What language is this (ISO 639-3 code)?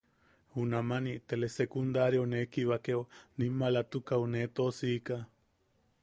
yaq